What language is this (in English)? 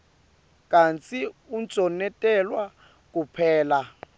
Swati